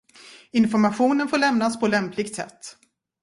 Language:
Swedish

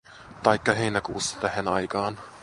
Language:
Finnish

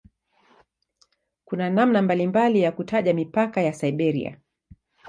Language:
Swahili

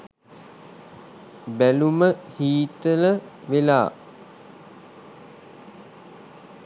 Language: Sinhala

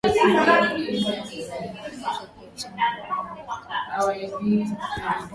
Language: Swahili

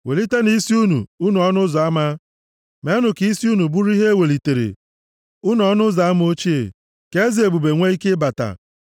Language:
Igbo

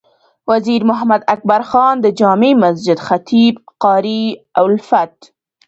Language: Pashto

